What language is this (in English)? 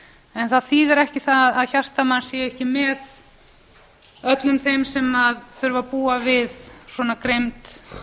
Icelandic